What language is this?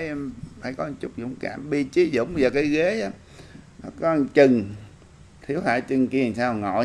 Vietnamese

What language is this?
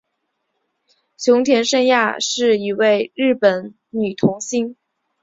Chinese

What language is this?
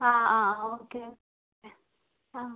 Malayalam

